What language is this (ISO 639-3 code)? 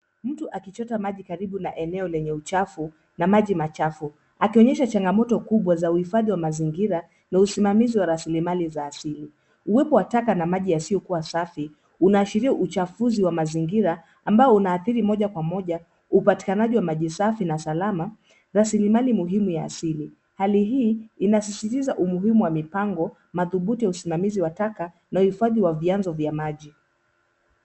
swa